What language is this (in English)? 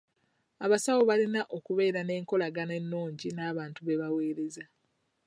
Ganda